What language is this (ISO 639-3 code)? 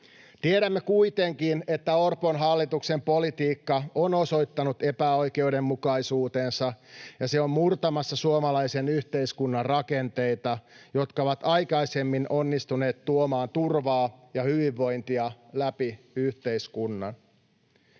fin